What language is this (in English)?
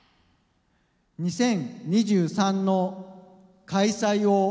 Japanese